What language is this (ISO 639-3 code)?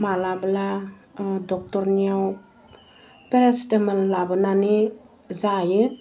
brx